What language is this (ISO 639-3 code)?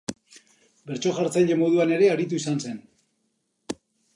eus